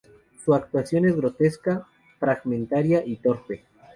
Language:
Spanish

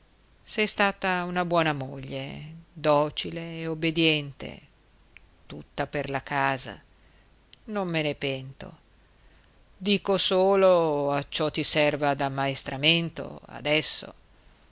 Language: Italian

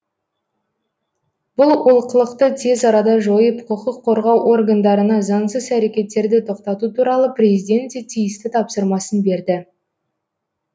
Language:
Kazakh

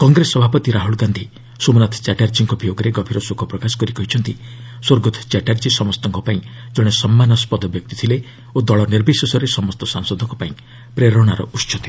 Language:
Odia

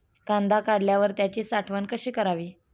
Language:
Marathi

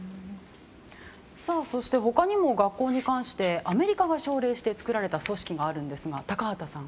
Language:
Japanese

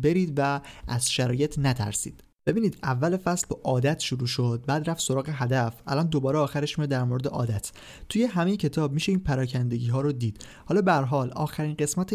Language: Persian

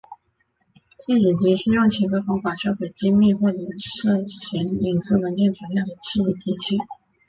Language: Chinese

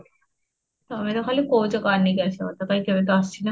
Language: Odia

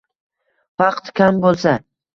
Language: Uzbek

